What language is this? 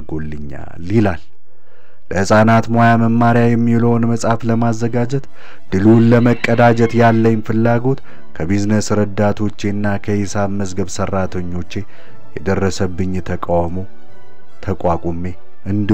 Arabic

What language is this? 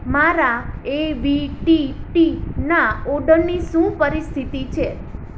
Gujarati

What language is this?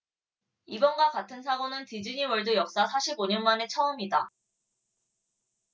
Korean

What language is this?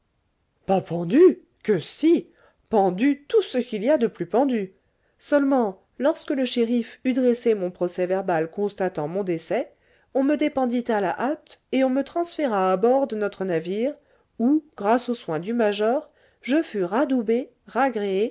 French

